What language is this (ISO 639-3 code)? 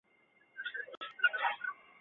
zho